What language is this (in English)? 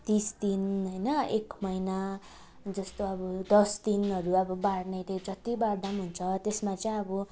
Nepali